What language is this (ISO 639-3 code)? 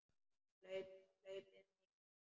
isl